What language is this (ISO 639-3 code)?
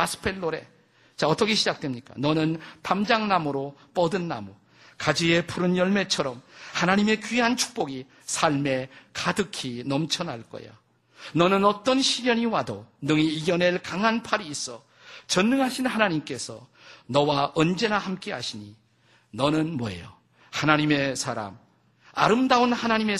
kor